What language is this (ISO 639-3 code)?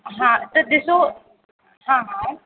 snd